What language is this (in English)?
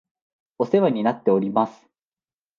Japanese